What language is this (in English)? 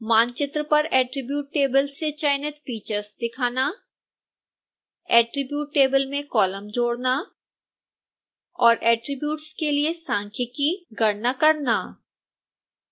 Hindi